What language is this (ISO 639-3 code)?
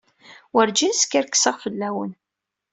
kab